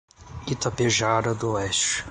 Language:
Portuguese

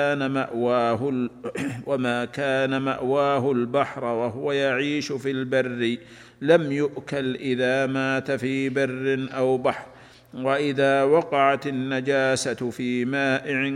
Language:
Arabic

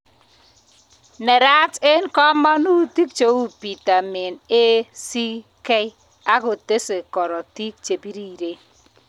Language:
Kalenjin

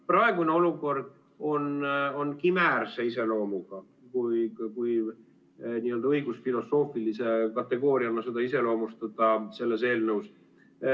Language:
Estonian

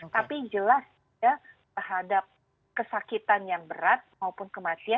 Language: Indonesian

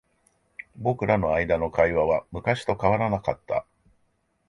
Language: Japanese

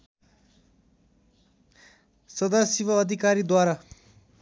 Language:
Nepali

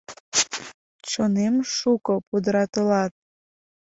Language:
Mari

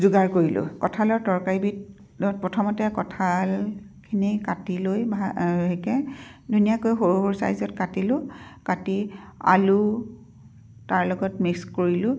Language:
Assamese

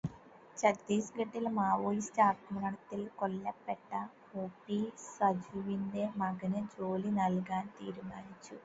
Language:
Malayalam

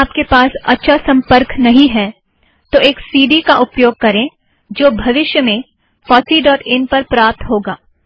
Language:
Hindi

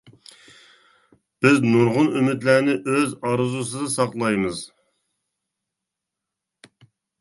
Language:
Uyghur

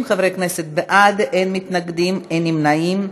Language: Hebrew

